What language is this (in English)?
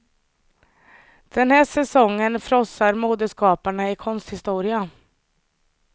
Swedish